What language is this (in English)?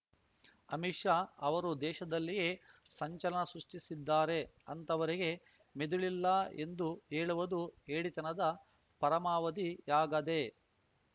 Kannada